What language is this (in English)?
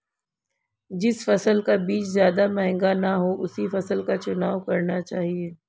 Hindi